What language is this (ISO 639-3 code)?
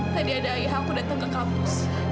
ind